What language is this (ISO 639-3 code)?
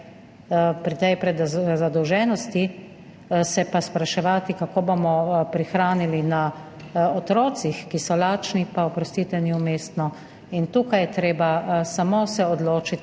slv